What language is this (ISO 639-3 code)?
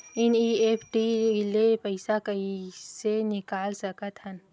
hne